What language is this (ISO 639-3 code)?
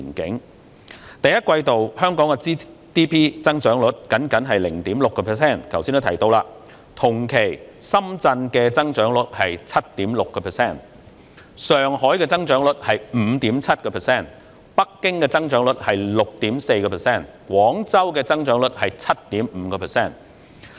yue